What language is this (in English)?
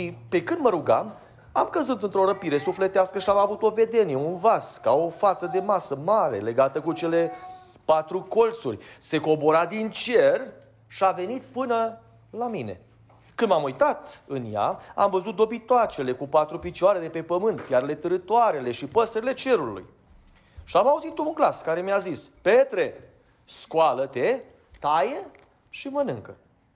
Romanian